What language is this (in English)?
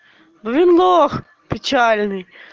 Russian